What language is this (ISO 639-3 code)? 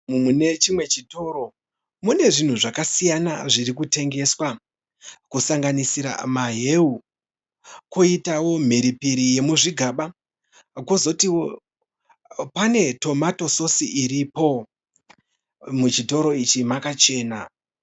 sna